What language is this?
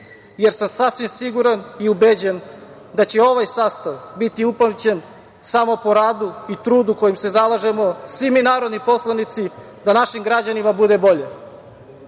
Serbian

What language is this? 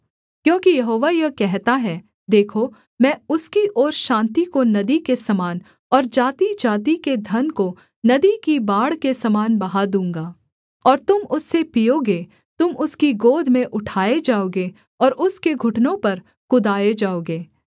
Hindi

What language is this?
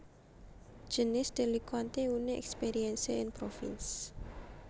Javanese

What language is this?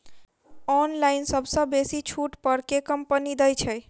Maithili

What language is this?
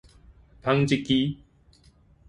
Min Nan Chinese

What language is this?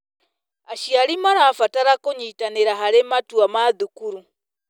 Kikuyu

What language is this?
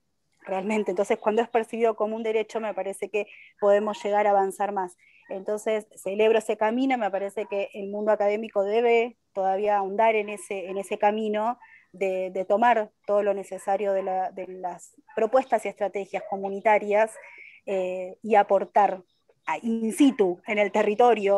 Spanish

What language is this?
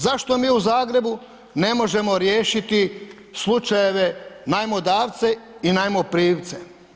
Croatian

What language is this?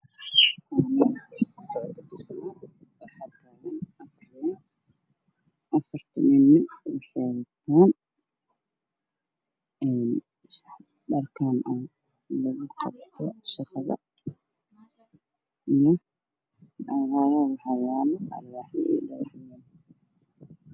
Somali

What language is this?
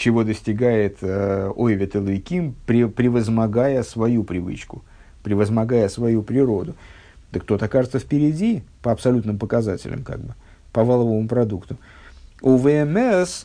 Russian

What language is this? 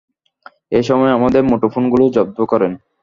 Bangla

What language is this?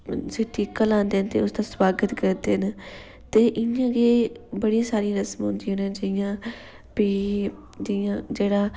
Dogri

